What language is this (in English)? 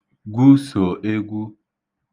Igbo